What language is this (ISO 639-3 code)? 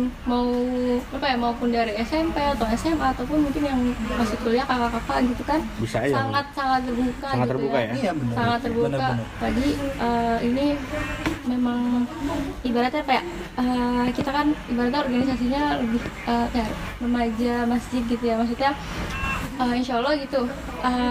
ind